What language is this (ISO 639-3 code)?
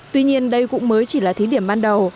vie